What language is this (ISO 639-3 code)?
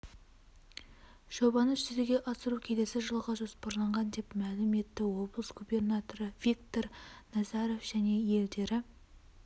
kaz